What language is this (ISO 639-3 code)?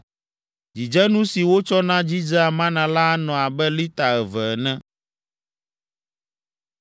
ewe